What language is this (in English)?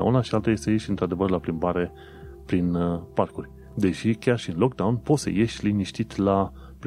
Romanian